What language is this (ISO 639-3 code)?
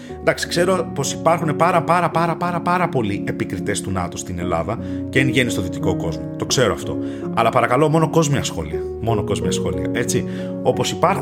ell